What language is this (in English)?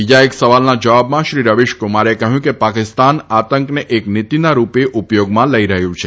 Gujarati